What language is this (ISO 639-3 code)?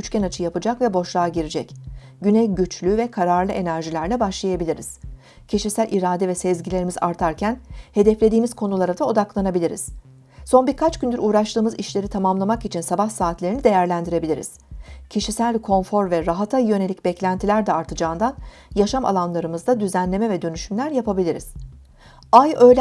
tur